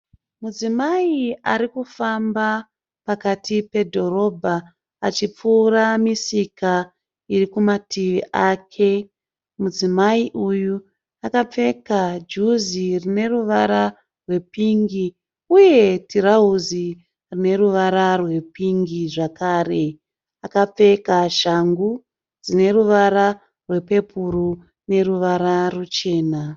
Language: Shona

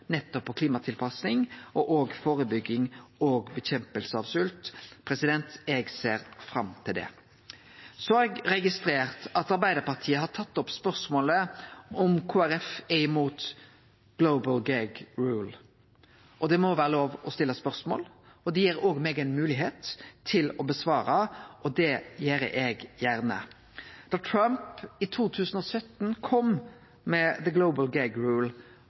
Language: Norwegian Nynorsk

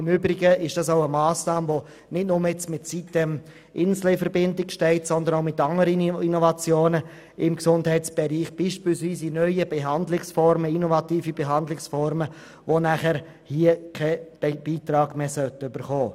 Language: Swiss German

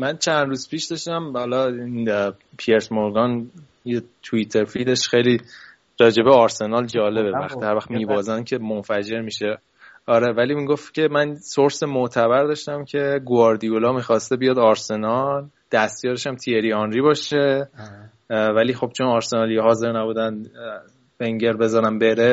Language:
Persian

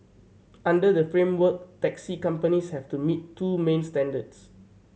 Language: English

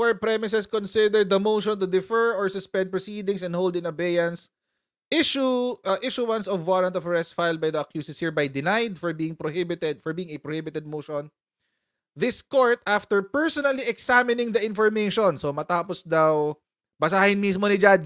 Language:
Filipino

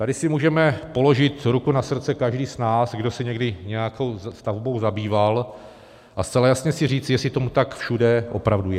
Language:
Czech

